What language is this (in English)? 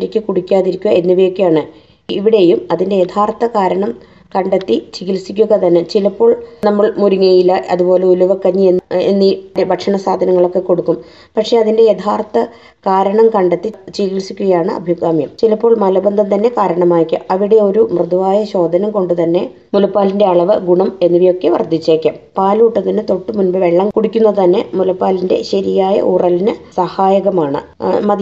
Malayalam